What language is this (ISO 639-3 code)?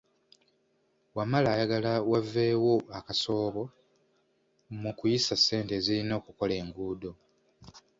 lug